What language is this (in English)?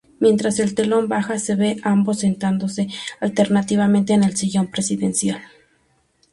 Spanish